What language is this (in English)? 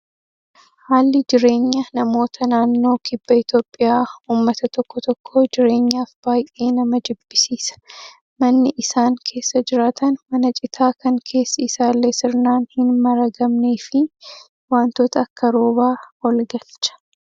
Oromo